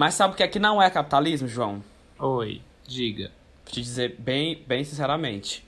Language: Portuguese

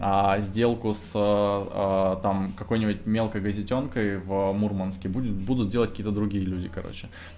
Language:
Russian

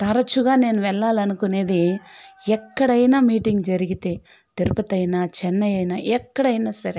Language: Telugu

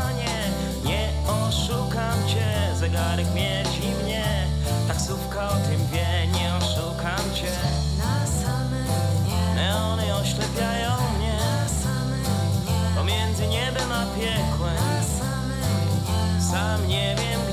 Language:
Polish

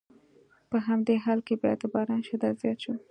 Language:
Pashto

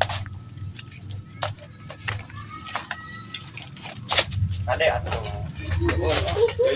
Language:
Indonesian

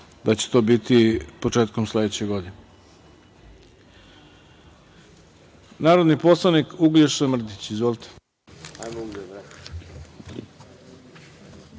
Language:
Serbian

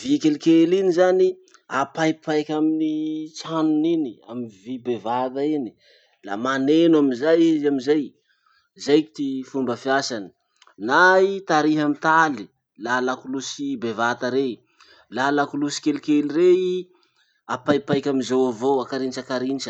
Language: Masikoro Malagasy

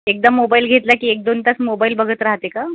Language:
Marathi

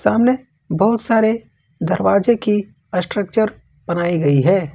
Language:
Hindi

